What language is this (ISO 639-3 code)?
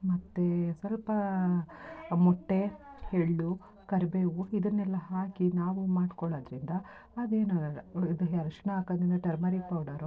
kan